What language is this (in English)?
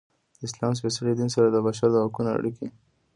Pashto